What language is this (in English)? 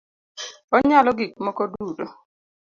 Luo (Kenya and Tanzania)